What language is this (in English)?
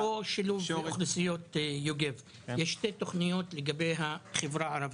Hebrew